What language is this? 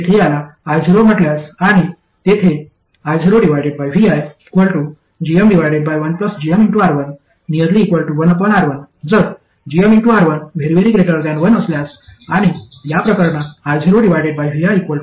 Marathi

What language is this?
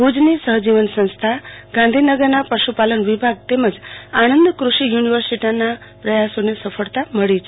Gujarati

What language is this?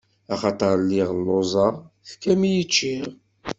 Kabyle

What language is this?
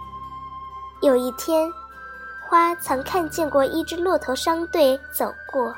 Chinese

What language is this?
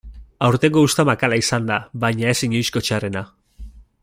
Basque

